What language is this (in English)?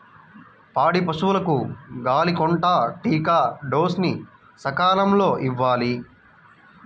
Telugu